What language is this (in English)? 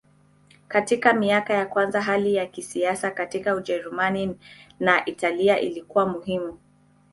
Swahili